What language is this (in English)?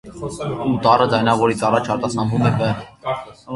Armenian